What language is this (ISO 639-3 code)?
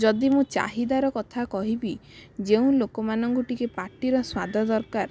ori